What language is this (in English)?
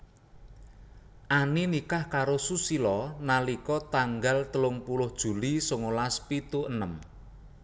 Javanese